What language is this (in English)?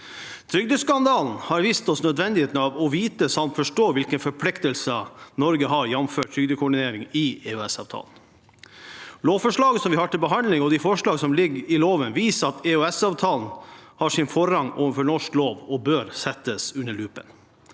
Norwegian